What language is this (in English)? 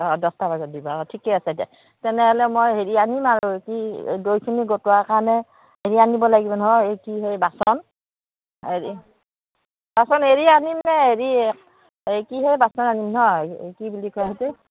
Assamese